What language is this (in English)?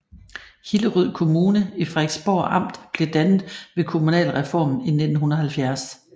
Danish